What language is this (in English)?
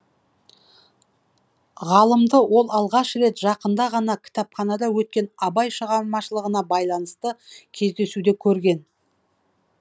Kazakh